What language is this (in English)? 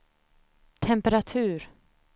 Swedish